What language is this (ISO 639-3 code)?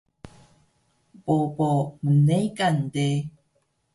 trv